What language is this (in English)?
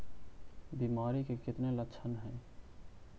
Magahi